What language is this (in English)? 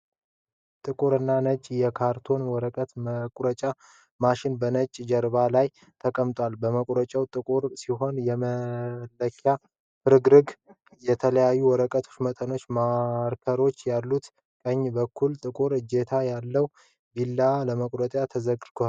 Amharic